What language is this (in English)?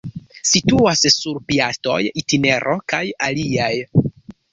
Esperanto